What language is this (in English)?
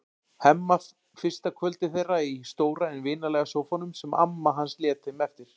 Icelandic